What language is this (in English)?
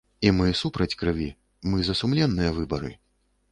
Belarusian